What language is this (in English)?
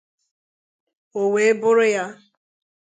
Igbo